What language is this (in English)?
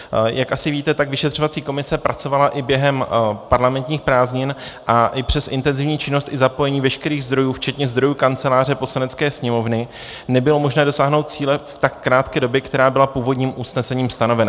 Czech